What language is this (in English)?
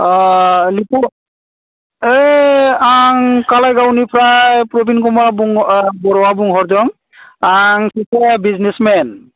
Bodo